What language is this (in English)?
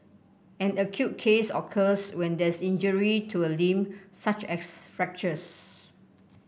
English